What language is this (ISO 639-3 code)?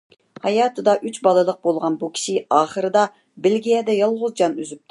uig